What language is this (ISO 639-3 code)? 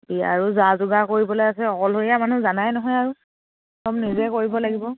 asm